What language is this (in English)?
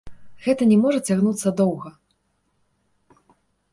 Belarusian